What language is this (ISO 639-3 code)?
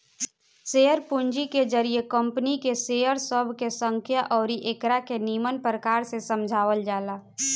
bho